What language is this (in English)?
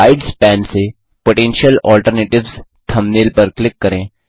Hindi